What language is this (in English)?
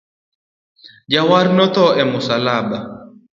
Luo (Kenya and Tanzania)